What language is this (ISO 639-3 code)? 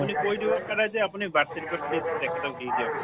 asm